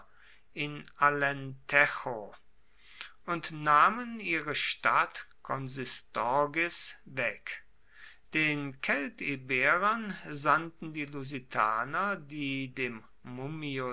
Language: German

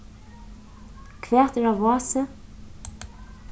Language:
Faroese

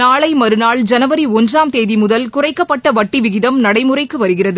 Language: Tamil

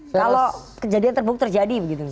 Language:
Indonesian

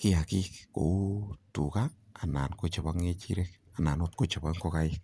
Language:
Kalenjin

